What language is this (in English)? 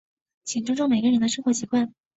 Chinese